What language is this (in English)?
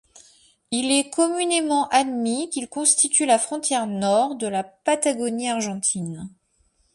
French